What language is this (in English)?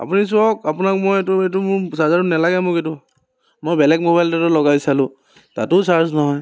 Assamese